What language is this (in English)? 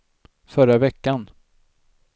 Swedish